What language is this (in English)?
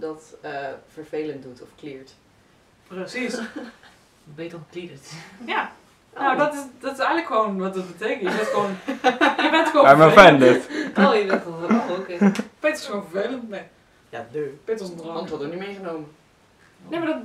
Dutch